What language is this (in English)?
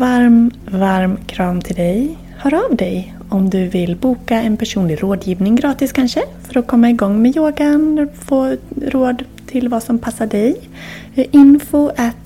Swedish